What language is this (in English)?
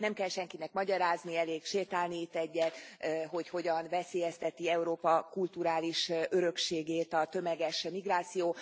Hungarian